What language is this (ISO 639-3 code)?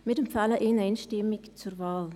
gsw